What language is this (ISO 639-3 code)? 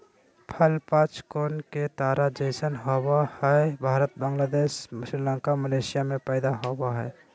mag